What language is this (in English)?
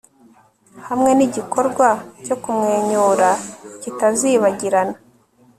Kinyarwanda